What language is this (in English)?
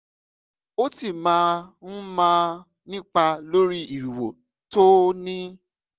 Yoruba